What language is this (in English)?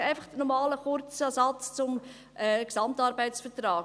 Swiss German